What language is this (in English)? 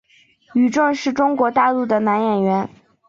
Chinese